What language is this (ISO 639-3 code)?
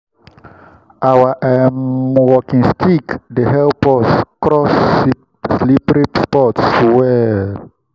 pcm